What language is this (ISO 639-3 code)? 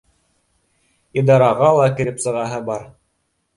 bak